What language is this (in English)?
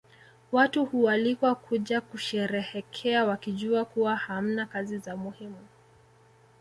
Swahili